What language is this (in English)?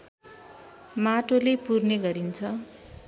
Nepali